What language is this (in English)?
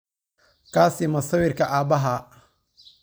Somali